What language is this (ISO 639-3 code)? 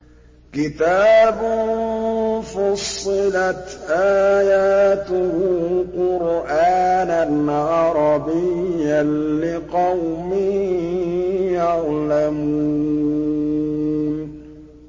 ara